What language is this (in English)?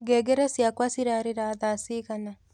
Kikuyu